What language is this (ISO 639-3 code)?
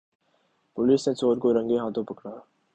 urd